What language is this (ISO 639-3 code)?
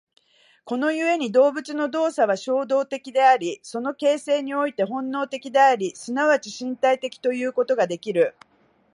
jpn